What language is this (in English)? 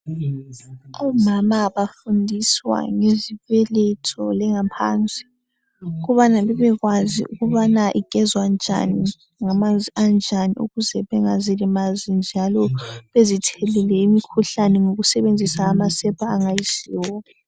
North Ndebele